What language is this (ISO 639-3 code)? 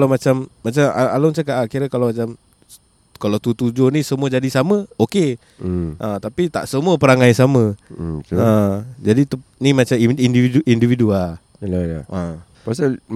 msa